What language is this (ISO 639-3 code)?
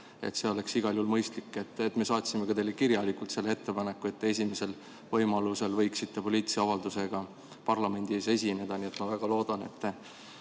est